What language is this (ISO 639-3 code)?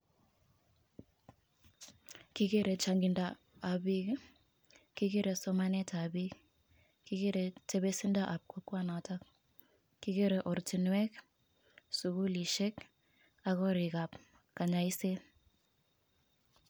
kln